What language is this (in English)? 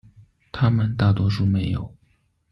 Chinese